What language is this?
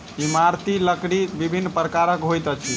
Maithili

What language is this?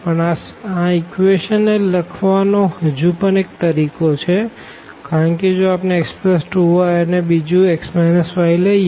Gujarati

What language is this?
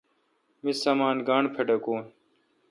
Kalkoti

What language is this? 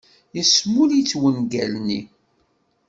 Kabyle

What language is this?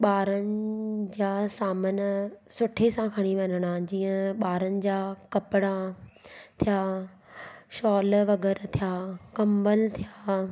Sindhi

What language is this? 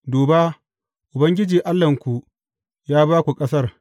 Hausa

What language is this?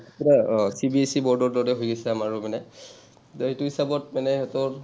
Assamese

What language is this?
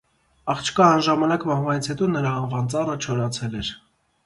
Armenian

